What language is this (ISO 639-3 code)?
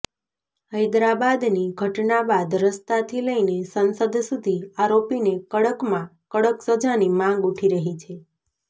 guj